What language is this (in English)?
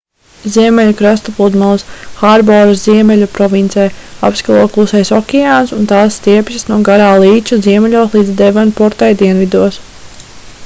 Latvian